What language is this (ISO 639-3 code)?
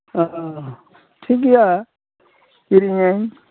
sat